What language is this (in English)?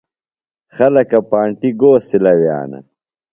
Phalura